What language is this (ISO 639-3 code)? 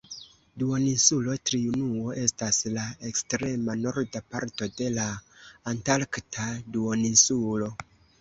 epo